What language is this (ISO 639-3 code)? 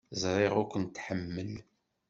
kab